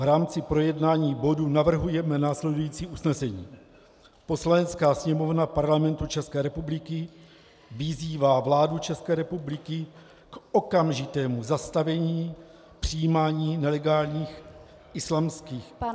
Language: Czech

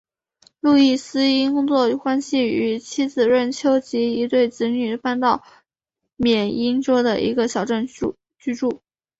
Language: Chinese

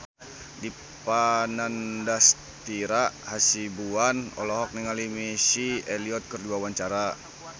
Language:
Sundanese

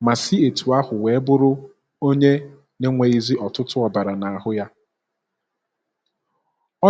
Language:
Igbo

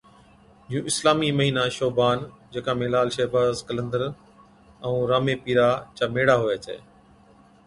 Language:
Od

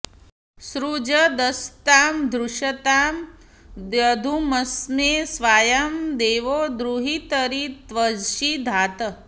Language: Sanskrit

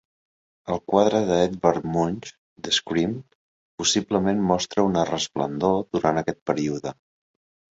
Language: Catalan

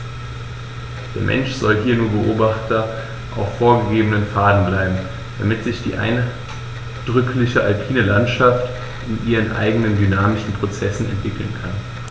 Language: German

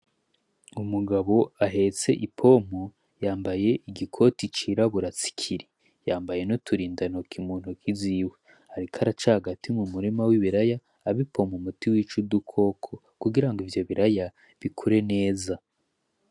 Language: Rundi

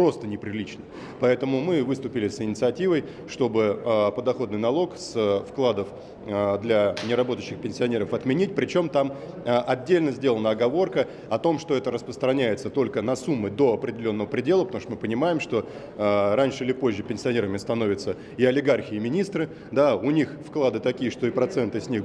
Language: Russian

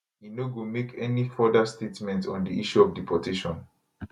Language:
Nigerian Pidgin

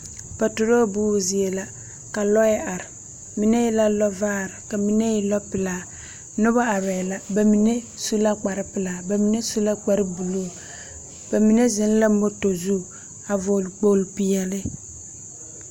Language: Southern Dagaare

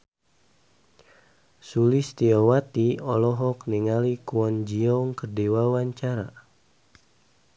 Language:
Sundanese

